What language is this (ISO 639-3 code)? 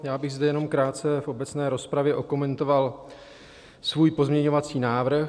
ces